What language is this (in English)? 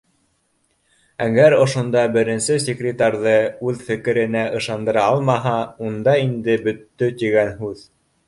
Bashkir